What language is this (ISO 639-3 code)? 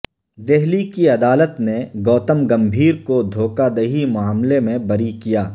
urd